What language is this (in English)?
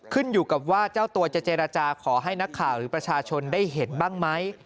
Thai